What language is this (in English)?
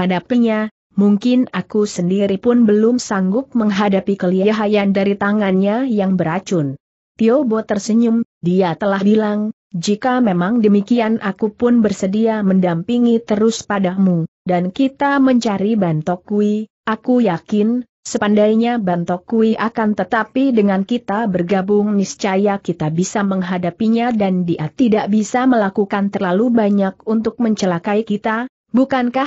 Indonesian